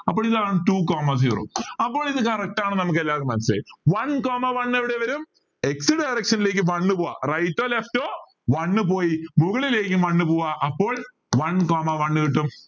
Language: Malayalam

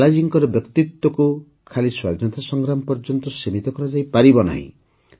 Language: Odia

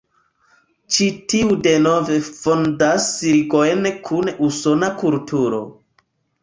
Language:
Esperanto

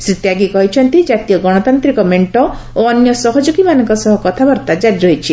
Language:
Odia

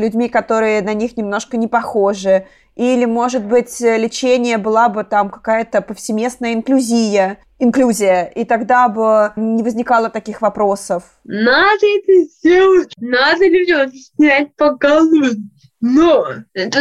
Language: Russian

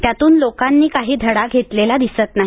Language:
Marathi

